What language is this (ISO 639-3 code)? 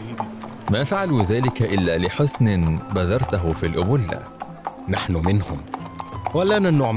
ara